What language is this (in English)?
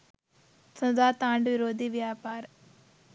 Sinhala